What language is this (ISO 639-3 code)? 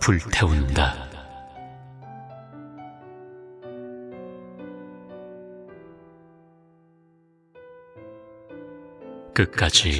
kor